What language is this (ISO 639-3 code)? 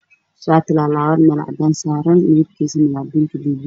som